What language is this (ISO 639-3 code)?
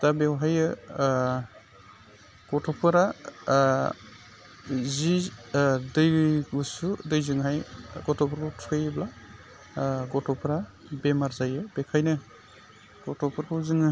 brx